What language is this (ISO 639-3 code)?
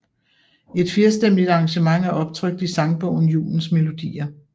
dan